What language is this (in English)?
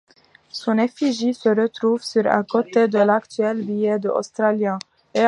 French